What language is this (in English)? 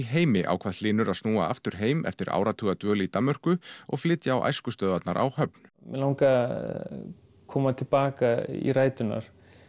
Icelandic